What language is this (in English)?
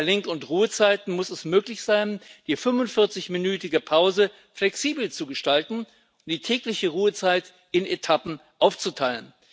German